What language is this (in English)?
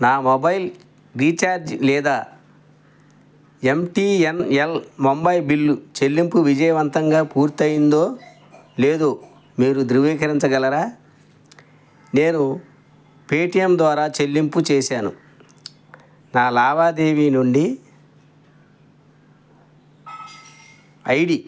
Telugu